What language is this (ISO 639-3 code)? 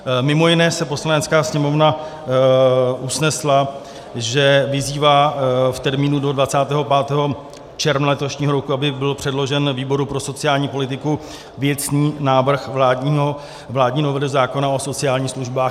ces